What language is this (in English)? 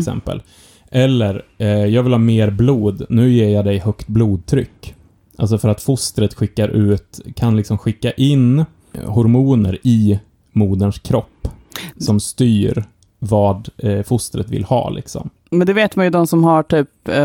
Swedish